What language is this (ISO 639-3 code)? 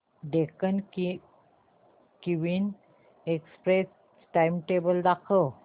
mar